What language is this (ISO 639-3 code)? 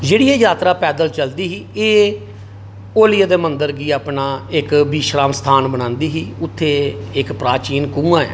doi